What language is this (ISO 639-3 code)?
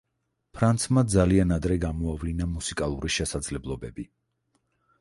kat